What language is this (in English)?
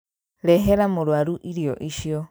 Kikuyu